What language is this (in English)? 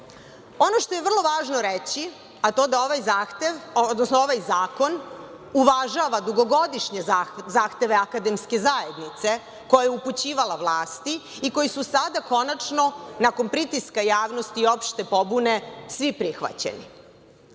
Serbian